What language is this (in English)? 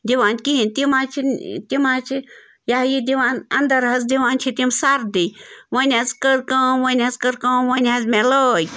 Kashmiri